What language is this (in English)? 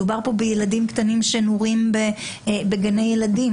Hebrew